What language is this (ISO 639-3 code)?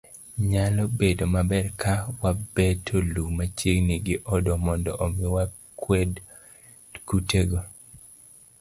luo